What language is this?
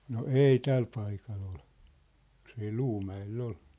Finnish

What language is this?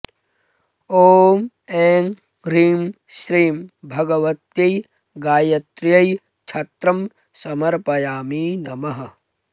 Sanskrit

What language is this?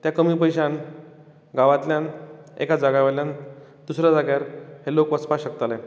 Konkani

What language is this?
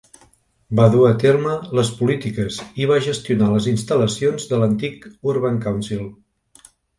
Catalan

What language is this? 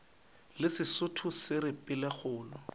Northern Sotho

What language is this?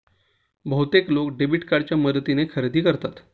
Marathi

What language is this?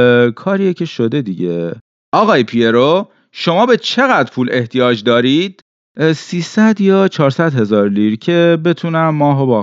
Persian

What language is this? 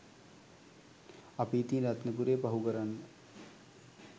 Sinhala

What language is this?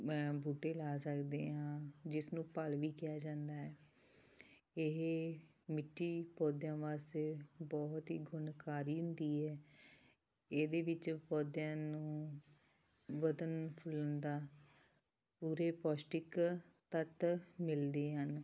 Punjabi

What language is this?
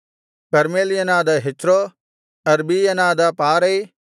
Kannada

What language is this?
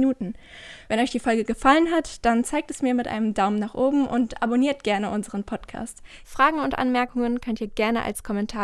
German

